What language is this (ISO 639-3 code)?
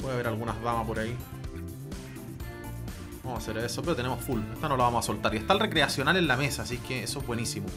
spa